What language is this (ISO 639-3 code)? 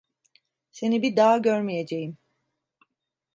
tur